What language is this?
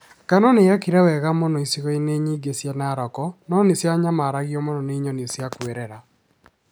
Kikuyu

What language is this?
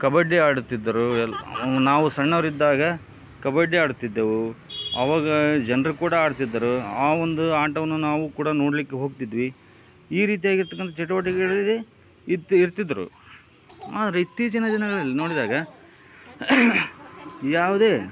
Kannada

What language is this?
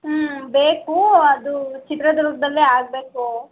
Kannada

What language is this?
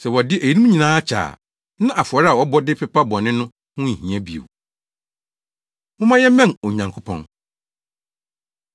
Akan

